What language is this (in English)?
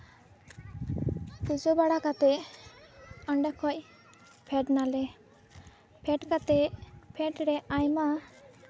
Santali